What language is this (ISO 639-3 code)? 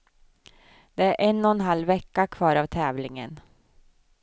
swe